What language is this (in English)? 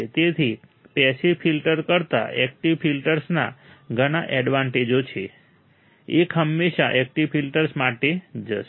Gujarati